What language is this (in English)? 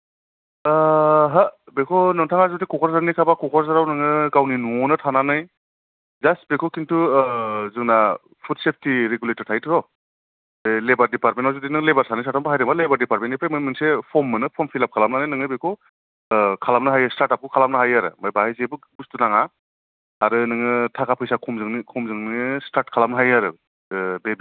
Bodo